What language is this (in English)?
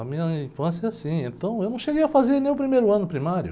Portuguese